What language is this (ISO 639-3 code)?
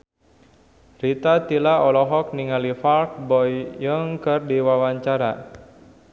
sun